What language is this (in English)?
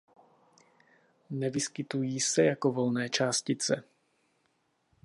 Czech